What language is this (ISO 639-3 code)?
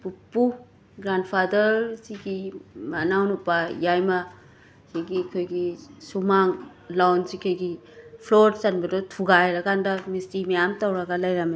mni